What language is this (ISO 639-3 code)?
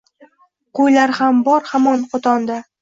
uzb